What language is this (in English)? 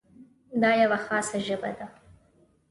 Pashto